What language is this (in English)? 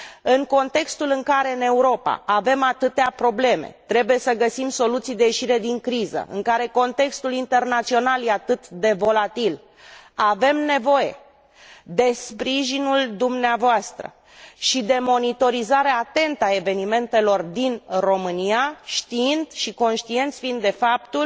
Romanian